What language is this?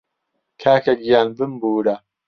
Central Kurdish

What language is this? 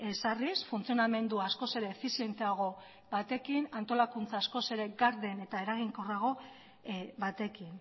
Basque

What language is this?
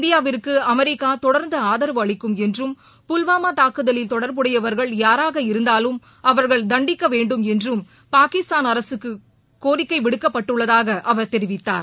Tamil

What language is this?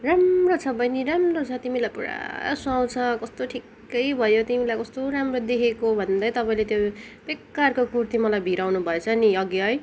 Nepali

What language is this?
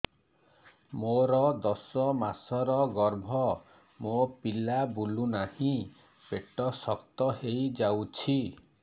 Odia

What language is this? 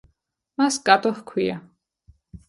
Georgian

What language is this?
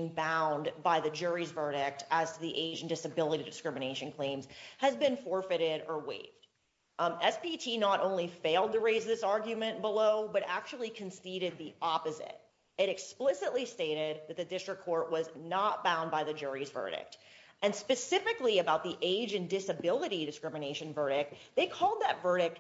English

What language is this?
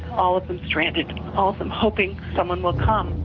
English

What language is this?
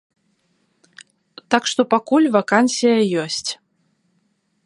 Belarusian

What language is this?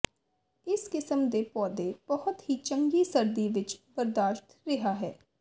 Punjabi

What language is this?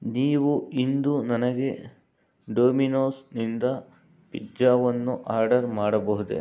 Kannada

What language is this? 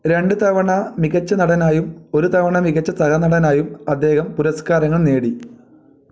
Malayalam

